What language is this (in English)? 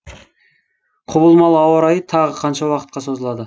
Kazakh